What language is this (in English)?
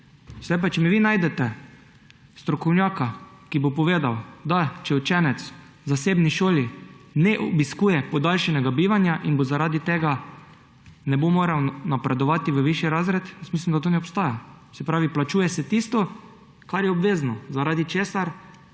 Slovenian